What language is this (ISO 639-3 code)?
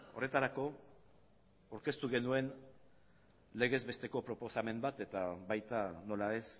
eus